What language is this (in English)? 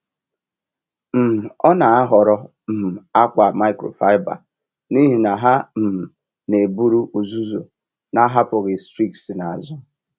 Igbo